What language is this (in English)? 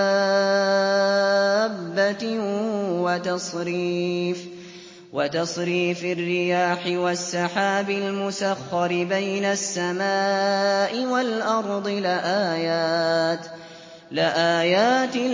Arabic